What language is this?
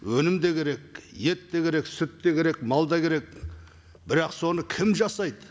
Kazakh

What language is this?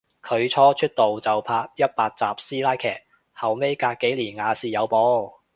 Cantonese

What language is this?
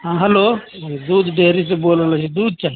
Maithili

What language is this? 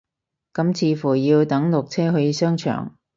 Cantonese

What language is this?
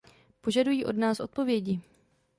Czech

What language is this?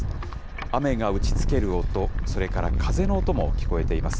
Japanese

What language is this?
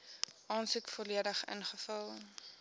Afrikaans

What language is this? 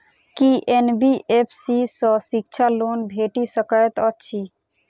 Maithili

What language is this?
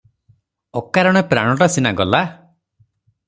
Odia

